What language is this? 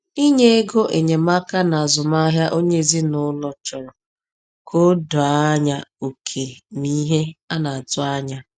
Igbo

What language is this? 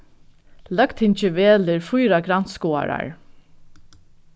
Faroese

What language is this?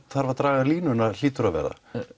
Icelandic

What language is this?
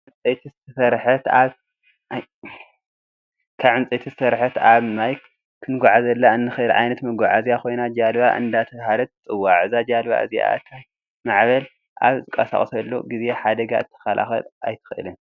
Tigrinya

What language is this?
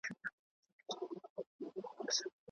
Pashto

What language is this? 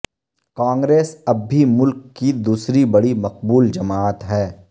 Urdu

